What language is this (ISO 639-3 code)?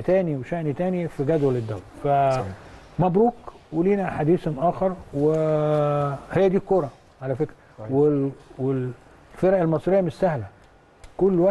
ara